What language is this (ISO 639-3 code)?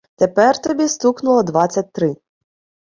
ukr